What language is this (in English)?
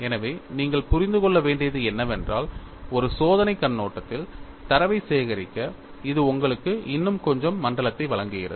Tamil